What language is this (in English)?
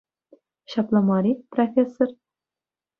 Chuvash